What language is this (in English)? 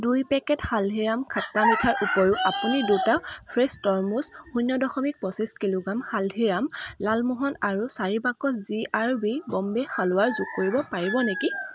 Assamese